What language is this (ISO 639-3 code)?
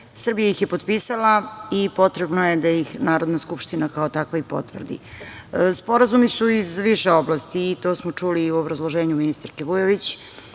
srp